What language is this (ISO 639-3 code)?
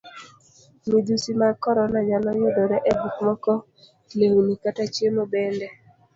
luo